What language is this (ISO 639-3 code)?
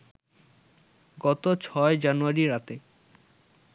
ben